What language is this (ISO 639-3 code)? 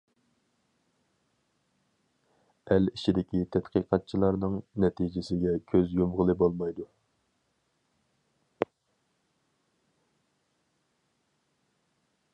uig